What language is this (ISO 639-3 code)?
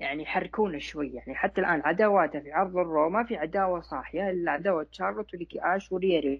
ara